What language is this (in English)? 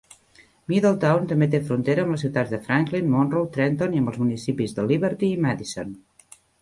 Catalan